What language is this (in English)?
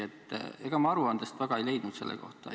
Estonian